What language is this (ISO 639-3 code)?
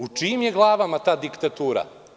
srp